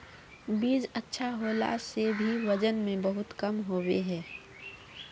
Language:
Magahi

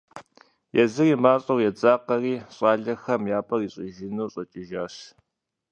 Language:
Kabardian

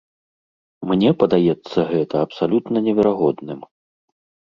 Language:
Belarusian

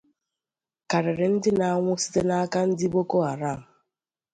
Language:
Igbo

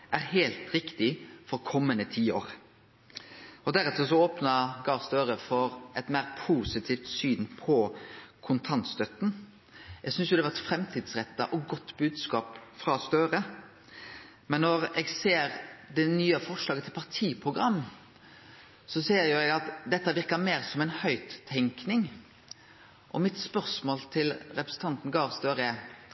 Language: Norwegian Nynorsk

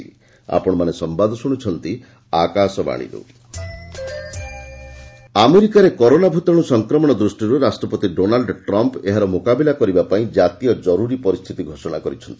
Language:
Odia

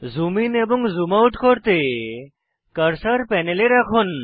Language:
Bangla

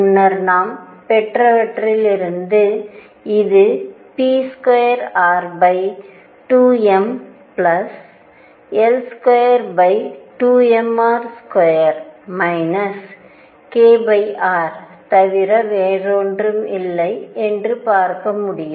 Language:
Tamil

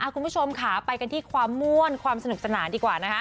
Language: Thai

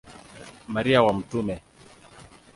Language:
Swahili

